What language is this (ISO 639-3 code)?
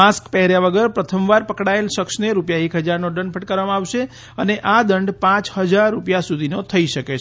guj